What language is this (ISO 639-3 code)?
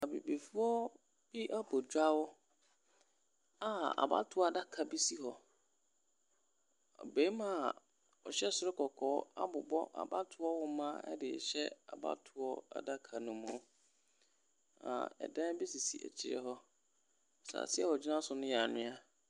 aka